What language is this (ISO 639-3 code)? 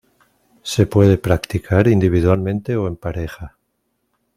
spa